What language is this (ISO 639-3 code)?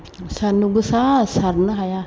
brx